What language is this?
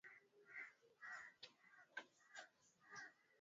Swahili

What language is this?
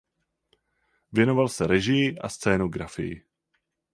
Czech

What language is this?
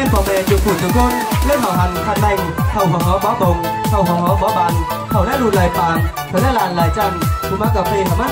Vietnamese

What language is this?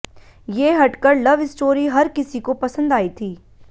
Hindi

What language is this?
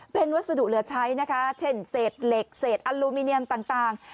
Thai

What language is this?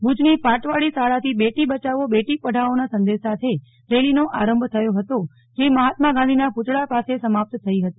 Gujarati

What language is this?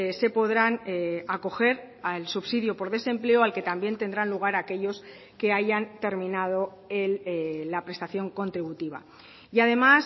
Spanish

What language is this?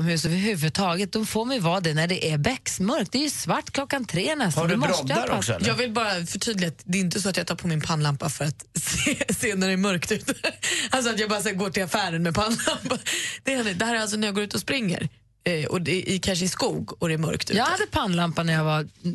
Swedish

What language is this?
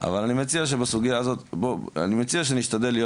Hebrew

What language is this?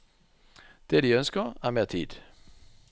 Norwegian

